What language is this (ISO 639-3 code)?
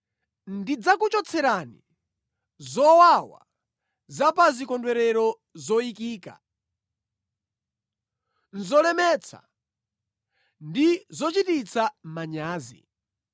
nya